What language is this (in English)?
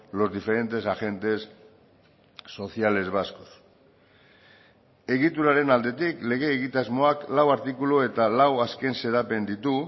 Basque